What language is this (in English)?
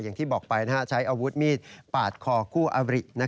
Thai